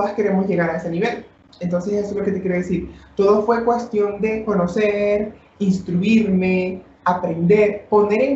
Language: Spanish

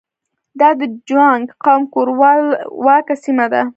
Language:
Pashto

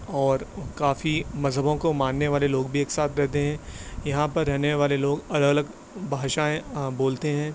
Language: Urdu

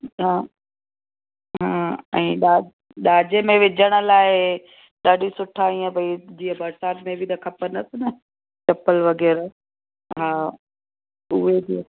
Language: Sindhi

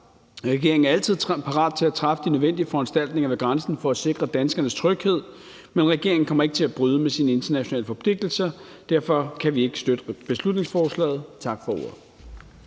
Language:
Danish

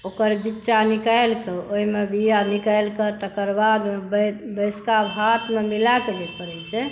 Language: Maithili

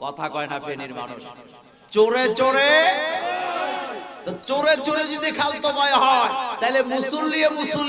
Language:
Indonesian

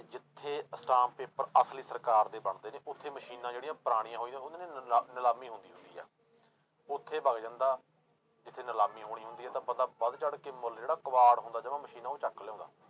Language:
Punjabi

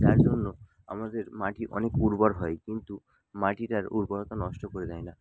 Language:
Bangla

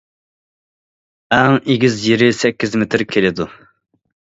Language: Uyghur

